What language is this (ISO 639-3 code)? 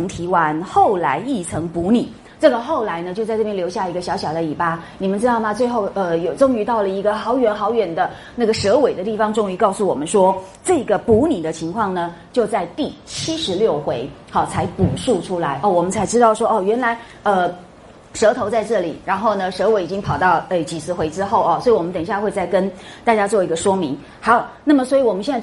zho